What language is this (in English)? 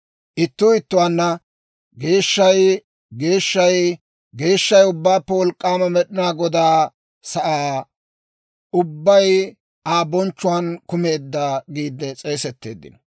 Dawro